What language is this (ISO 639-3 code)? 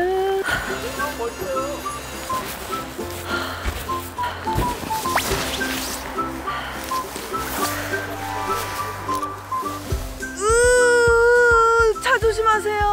kor